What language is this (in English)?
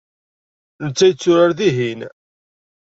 Kabyle